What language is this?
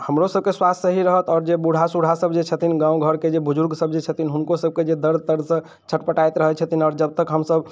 Maithili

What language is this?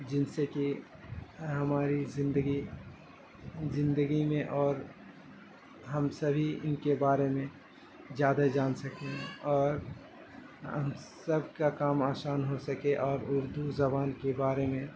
Urdu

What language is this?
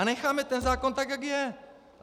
Czech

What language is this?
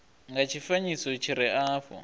Venda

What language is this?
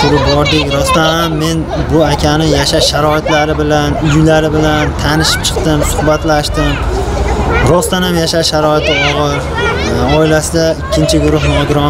Turkish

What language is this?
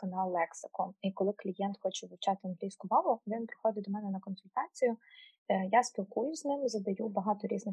Ukrainian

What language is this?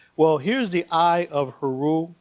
English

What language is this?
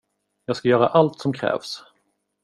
Swedish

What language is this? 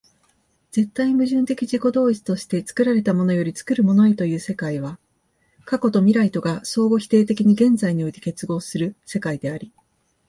Japanese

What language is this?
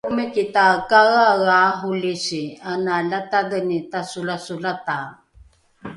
Rukai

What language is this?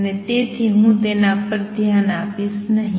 Gujarati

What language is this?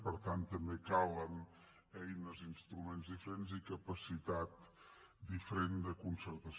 Catalan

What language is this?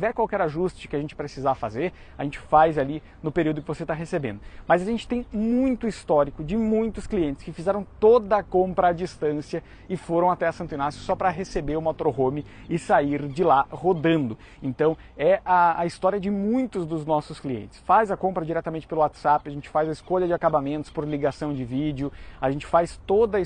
Portuguese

